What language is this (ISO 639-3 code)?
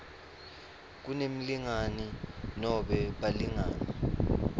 ssw